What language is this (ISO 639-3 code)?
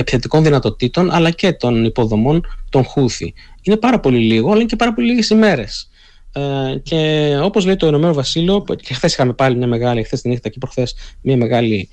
ell